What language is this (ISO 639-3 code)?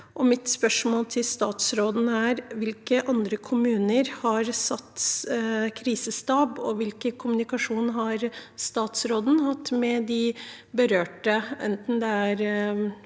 nor